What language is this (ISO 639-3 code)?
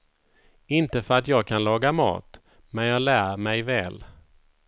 swe